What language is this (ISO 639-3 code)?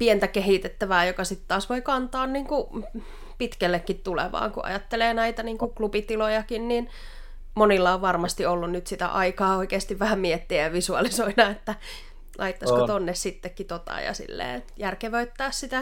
fin